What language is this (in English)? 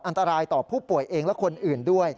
Thai